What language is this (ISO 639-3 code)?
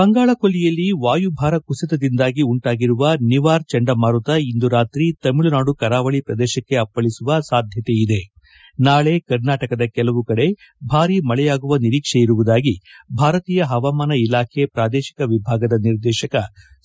kan